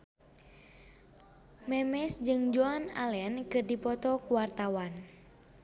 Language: Sundanese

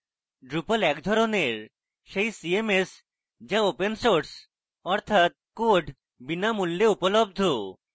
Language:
Bangla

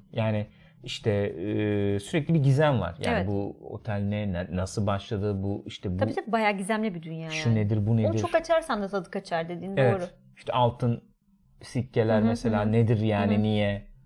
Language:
Turkish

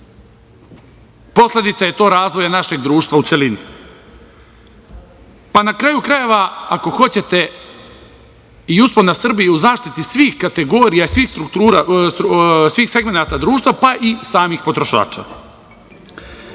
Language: Serbian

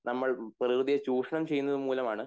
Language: Malayalam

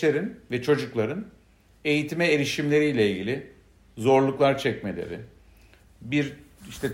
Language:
Turkish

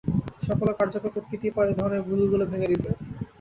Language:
Bangla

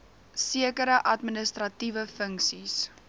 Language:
Afrikaans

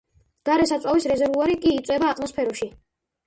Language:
Georgian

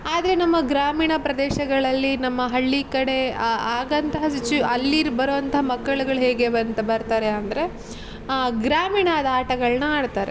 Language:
Kannada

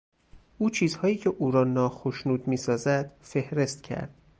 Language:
Persian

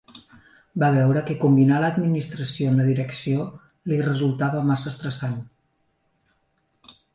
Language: Catalan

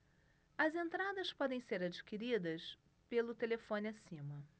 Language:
Portuguese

